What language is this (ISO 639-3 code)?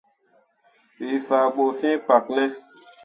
mua